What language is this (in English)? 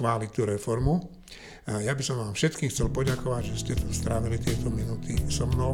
Slovak